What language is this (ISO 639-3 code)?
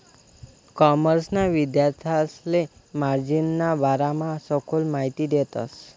mar